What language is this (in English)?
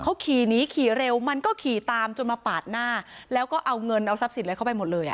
Thai